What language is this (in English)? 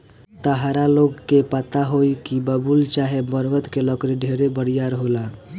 Bhojpuri